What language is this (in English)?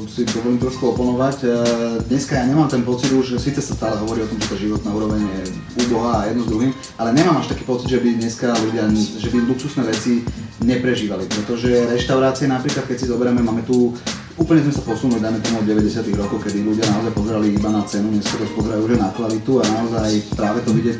Slovak